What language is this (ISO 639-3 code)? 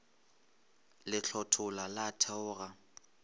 nso